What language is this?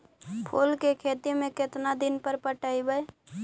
Magahi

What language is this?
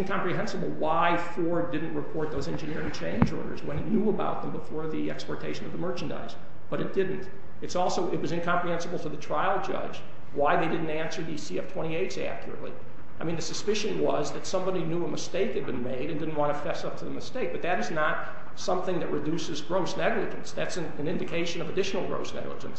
English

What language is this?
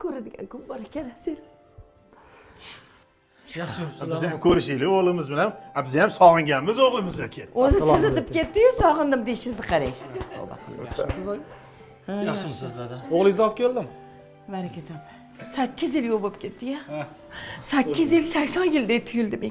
Turkish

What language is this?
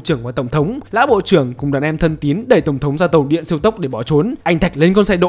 Vietnamese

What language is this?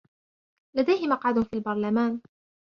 Arabic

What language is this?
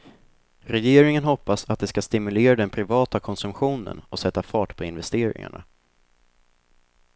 Swedish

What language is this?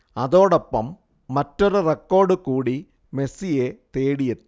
Malayalam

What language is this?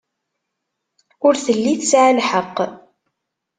Kabyle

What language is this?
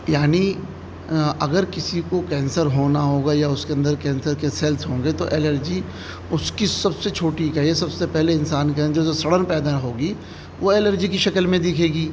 Urdu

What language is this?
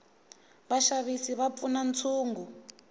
Tsonga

